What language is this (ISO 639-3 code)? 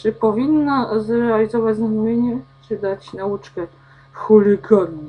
pol